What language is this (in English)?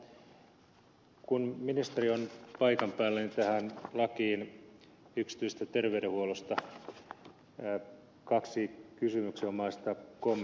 Finnish